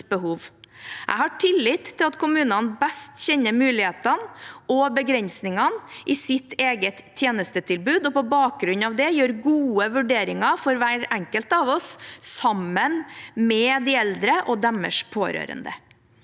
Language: Norwegian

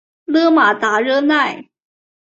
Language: Chinese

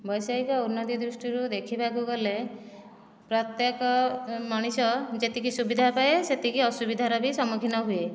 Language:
Odia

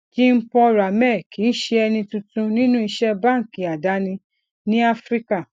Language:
Yoruba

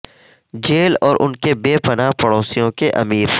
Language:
Urdu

